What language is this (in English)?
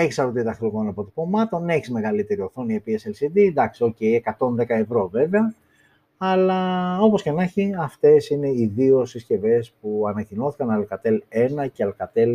Greek